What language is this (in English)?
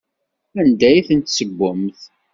Kabyle